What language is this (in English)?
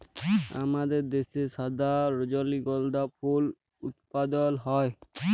Bangla